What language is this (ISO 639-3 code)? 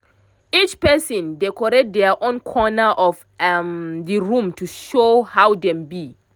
pcm